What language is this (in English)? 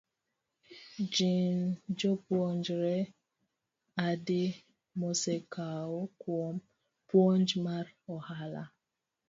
Luo (Kenya and Tanzania)